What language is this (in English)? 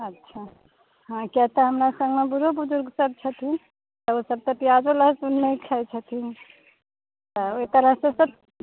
Maithili